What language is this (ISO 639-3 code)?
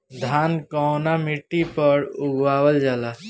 bho